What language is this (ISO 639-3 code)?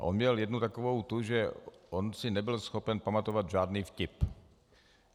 ces